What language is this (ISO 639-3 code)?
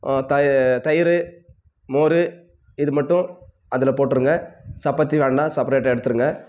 tam